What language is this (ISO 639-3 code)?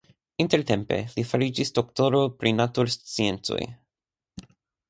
epo